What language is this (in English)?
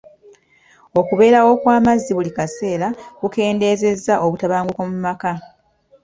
Ganda